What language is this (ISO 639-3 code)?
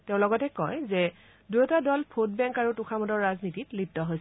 asm